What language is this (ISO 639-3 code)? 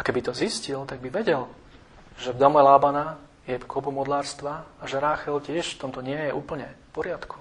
slk